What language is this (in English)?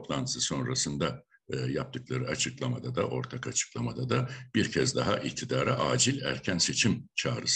Turkish